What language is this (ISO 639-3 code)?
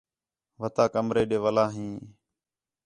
xhe